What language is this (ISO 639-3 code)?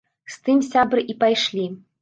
bel